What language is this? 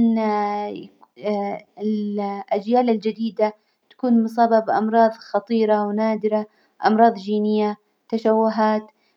Hijazi Arabic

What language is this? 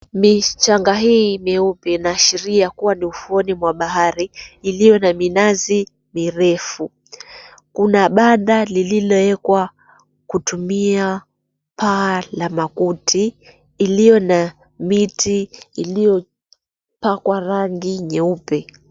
Swahili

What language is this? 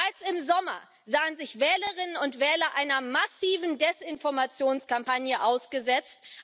German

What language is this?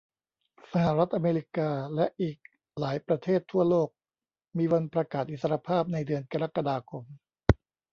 Thai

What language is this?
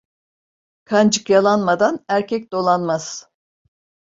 Turkish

